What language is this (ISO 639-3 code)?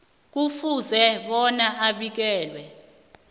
nbl